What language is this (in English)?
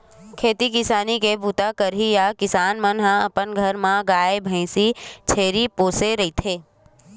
Chhattisgarhi